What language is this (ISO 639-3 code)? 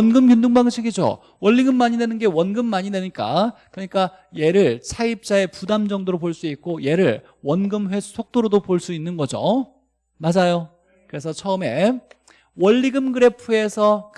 kor